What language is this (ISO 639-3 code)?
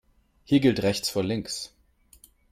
deu